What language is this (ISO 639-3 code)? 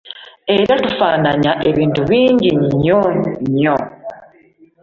lug